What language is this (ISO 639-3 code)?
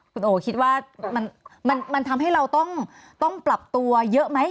tha